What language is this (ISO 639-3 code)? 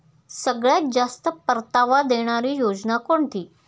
mar